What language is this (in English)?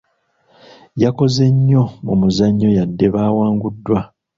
Ganda